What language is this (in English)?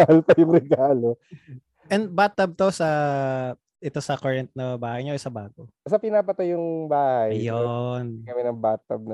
Filipino